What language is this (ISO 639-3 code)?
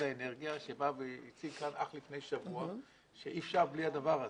heb